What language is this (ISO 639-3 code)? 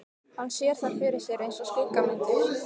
isl